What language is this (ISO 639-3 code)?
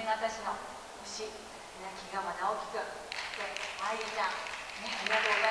jpn